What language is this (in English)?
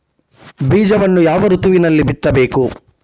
Kannada